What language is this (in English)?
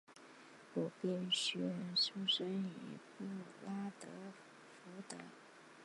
Chinese